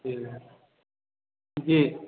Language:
Maithili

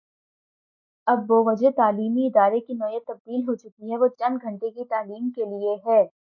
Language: Urdu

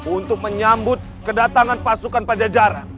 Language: Indonesian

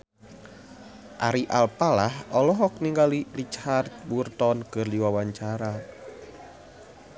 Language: Sundanese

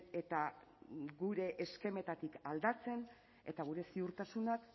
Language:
Basque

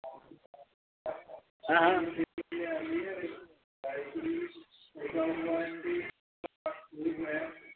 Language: Hindi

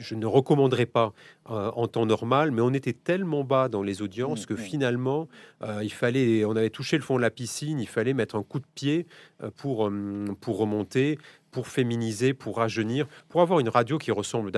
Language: French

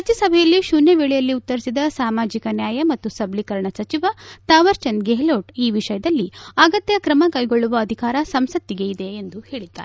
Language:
Kannada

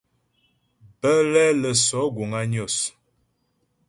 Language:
Ghomala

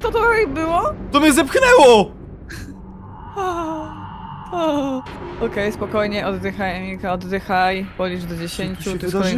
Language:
Polish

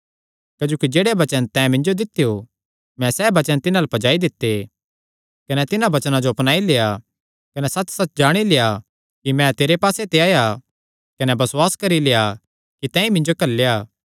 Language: Kangri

